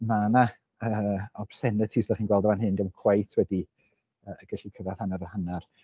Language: Welsh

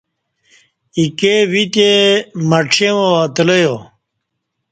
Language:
Kati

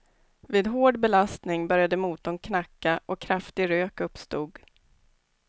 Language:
Swedish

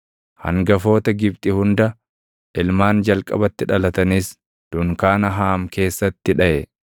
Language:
Oromo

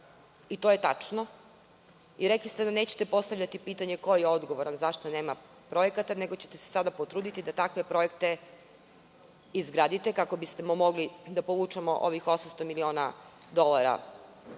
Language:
Serbian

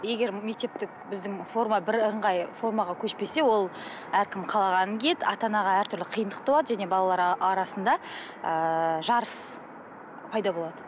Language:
Kazakh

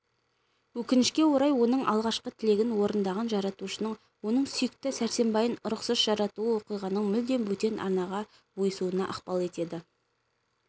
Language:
Kazakh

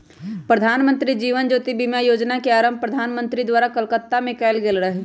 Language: Magahi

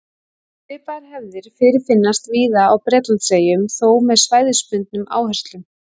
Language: Icelandic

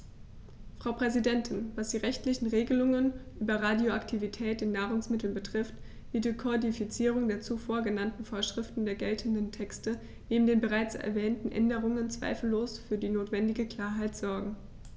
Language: German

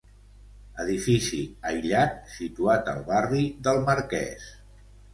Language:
Catalan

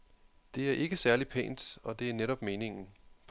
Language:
Danish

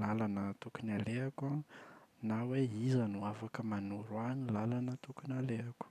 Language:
Malagasy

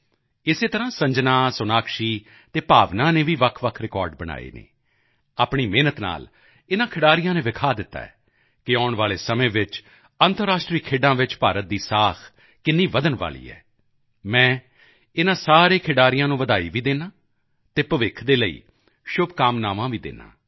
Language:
Punjabi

